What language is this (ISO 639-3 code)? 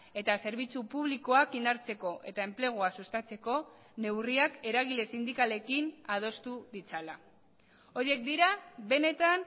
eus